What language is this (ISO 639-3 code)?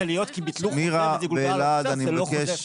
heb